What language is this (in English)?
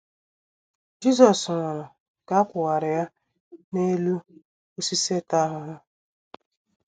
Igbo